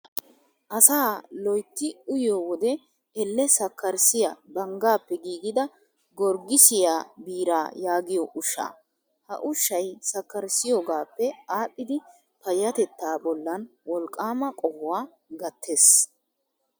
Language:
Wolaytta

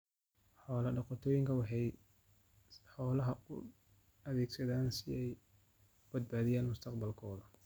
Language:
Somali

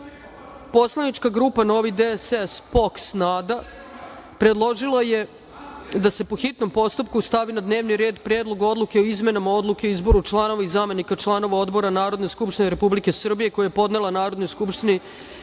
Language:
Serbian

